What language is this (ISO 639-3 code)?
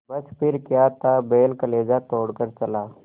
hin